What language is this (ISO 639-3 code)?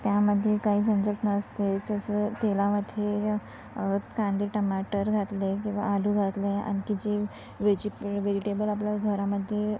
mar